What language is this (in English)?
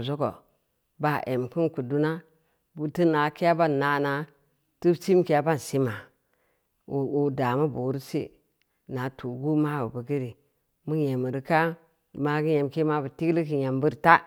Samba Leko